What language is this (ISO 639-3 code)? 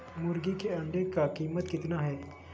mag